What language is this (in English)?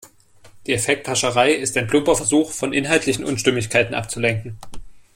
German